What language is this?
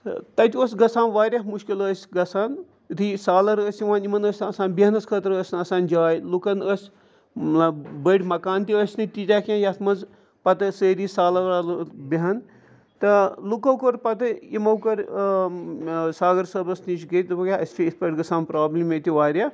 Kashmiri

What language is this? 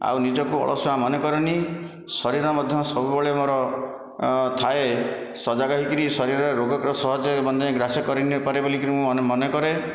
Odia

